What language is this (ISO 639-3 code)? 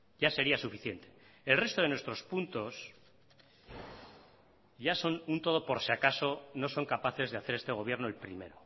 spa